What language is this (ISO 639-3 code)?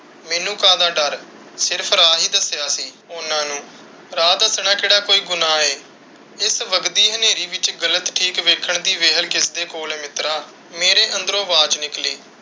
pan